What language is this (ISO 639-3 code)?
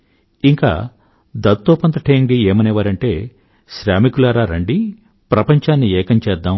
tel